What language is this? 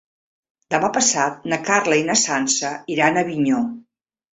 Catalan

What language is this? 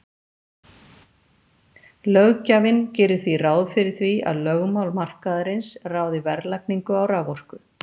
Icelandic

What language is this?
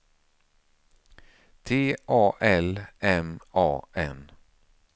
Swedish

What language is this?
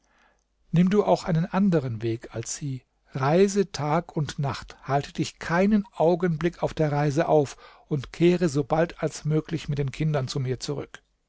German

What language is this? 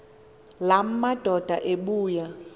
Xhosa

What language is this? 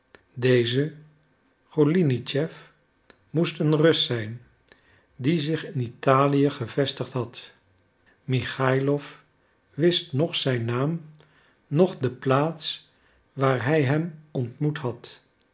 Dutch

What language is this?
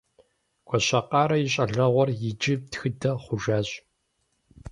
Kabardian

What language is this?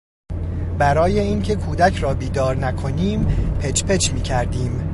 Persian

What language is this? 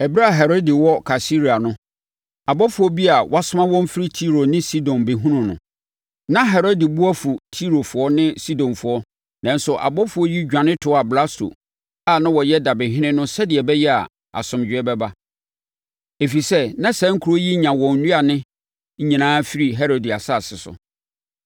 Akan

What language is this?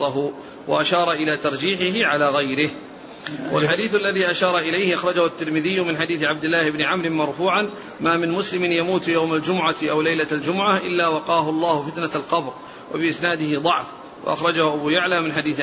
Arabic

